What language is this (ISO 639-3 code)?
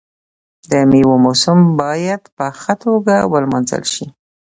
pus